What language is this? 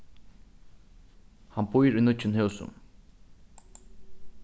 Faroese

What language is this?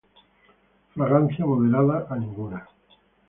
Spanish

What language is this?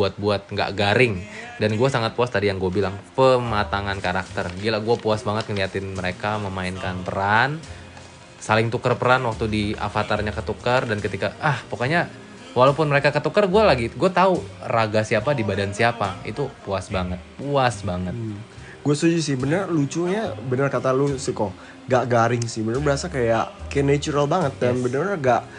Indonesian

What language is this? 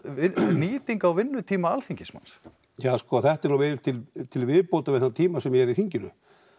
Icelandic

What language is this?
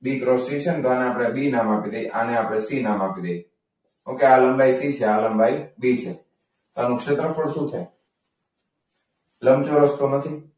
Gujarati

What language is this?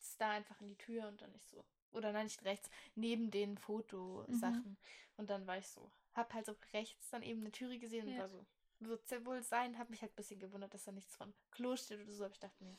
German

